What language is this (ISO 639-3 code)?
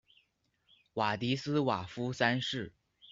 zho